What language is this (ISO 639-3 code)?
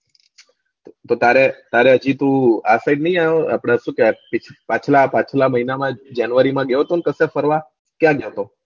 guj